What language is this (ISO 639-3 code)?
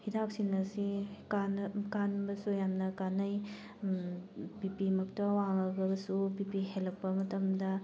mni